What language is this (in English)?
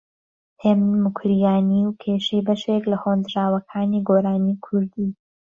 Central Kurdish